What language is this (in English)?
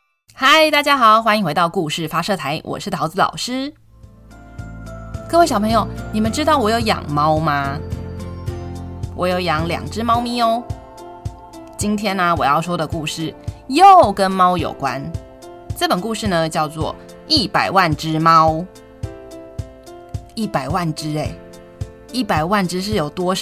Chinese